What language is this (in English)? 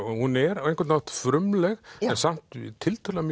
Icelandic